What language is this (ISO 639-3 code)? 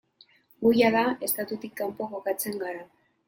eus